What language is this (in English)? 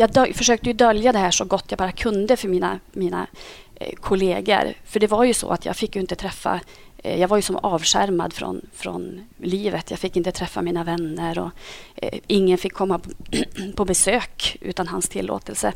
Swedish